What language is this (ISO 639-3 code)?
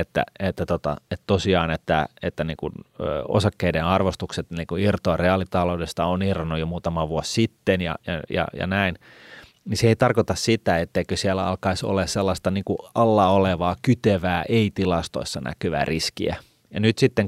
fin